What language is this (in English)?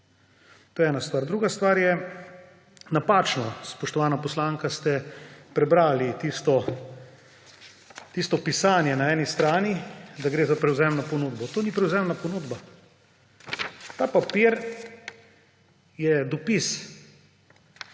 Slovenian